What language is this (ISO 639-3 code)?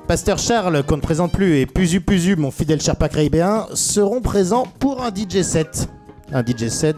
fra